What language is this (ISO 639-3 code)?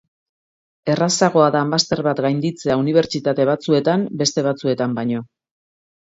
eus